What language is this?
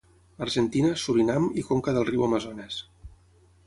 Catalan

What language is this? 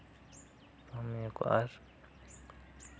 Santali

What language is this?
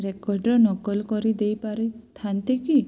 Odia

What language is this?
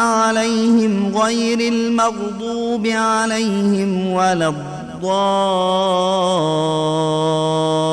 Arabic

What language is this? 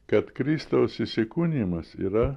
Lithuanian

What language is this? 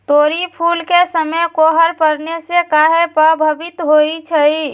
Magahi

